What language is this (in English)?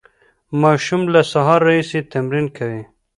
Pashto